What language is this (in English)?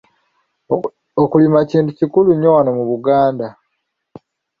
Ganda